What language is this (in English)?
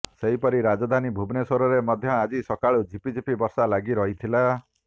Odia